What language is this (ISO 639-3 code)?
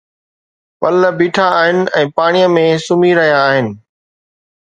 snd